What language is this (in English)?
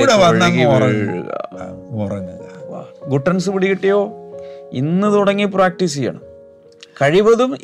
Malayalam